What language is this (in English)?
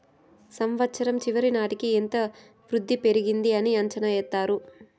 Telugu